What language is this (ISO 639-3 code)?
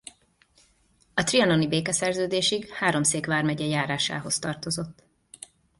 hun